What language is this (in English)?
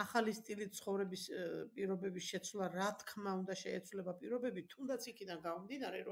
Arabic